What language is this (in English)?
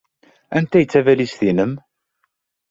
Kabyle